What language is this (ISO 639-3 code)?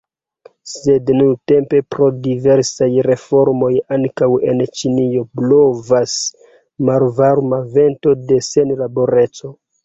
epo